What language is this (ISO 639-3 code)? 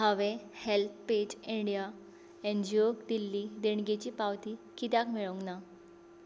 kok